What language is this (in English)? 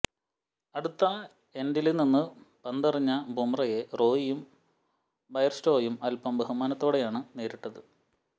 Malayalam